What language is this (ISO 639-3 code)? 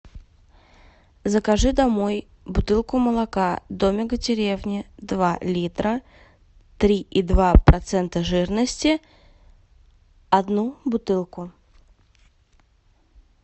rus